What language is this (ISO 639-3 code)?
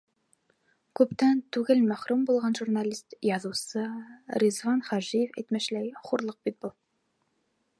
bak